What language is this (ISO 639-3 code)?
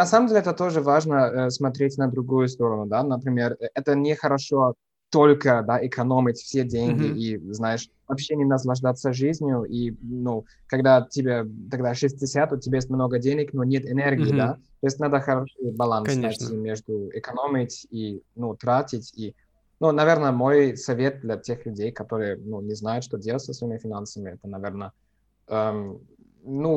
rus